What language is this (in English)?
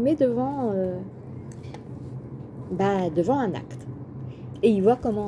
French